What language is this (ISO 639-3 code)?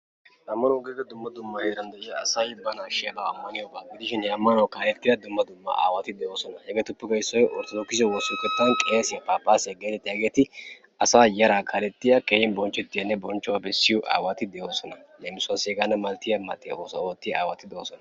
wal